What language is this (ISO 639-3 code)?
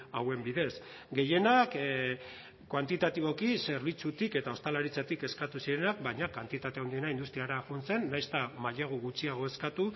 eus